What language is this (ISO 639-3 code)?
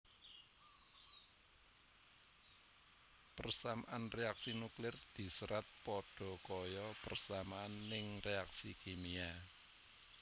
jav